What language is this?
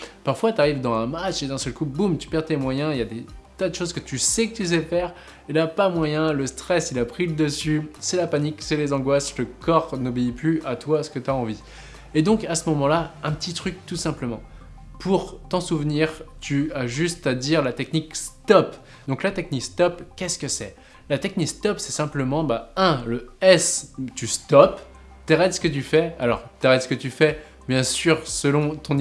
French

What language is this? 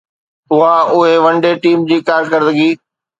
Sindhi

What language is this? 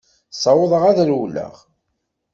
Kabyle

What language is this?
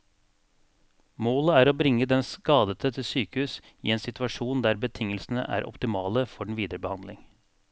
Norwegian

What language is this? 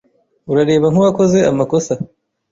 Kinyarwanda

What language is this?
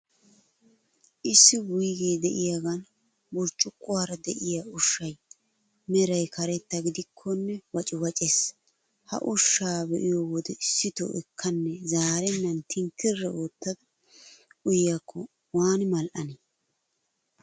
Wolaytta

